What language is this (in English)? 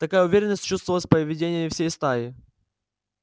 Russian